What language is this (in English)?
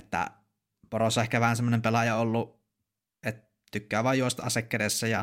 Finnish